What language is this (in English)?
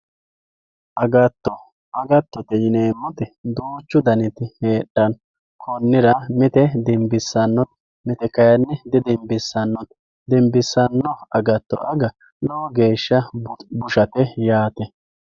Sidamo